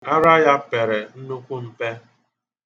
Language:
Igbo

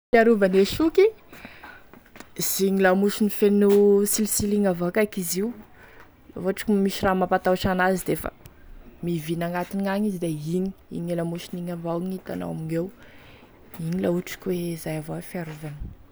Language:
Tesaka Malagasy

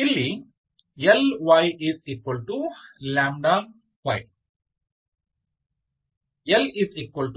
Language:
Kannada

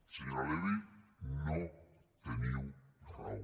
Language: Catalan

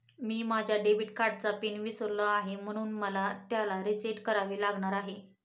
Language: Marathi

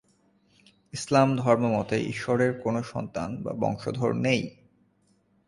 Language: Bangla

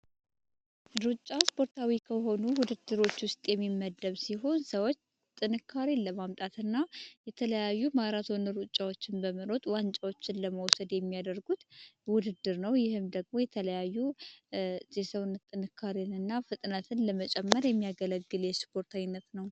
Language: Amharic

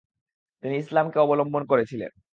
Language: Bangla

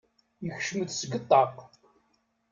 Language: Kabyle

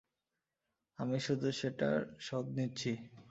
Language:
Bangla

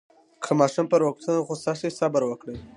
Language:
Pashto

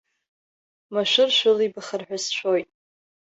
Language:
Abkhazian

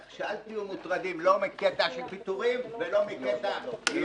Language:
Hebrew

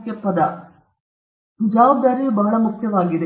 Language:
Kannada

